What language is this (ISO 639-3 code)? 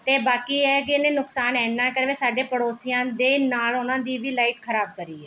pan